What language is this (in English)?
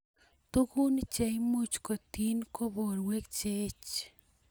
Kalenjin